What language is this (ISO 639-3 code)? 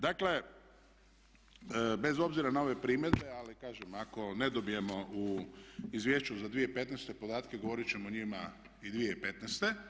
hrv